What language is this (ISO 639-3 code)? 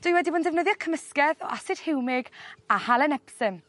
cym